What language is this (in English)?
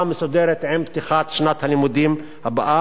Hebrew